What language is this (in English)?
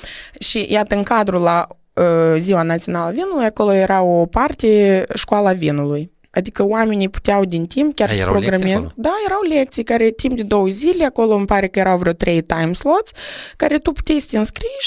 Romanian